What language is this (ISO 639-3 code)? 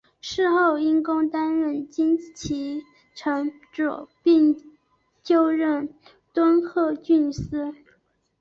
zho